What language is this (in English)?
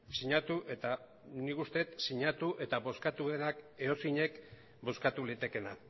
Basque